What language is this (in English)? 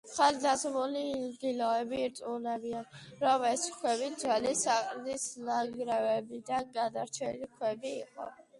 Georgian